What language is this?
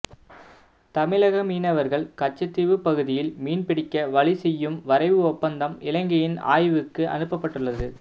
Tamil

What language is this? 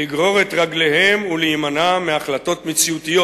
Hebrew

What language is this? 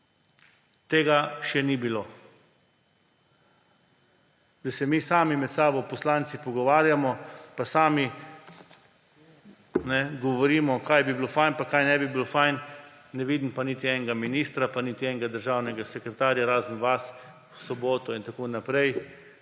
Slovenian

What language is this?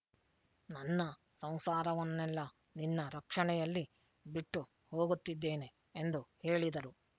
Kannada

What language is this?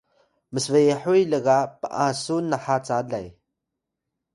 Atayal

